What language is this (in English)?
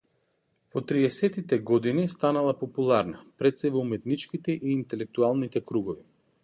Macedonian